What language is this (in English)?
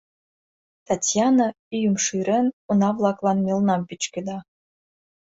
Mari